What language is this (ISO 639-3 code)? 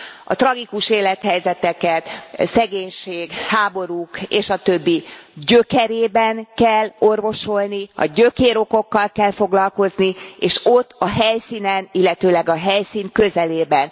hun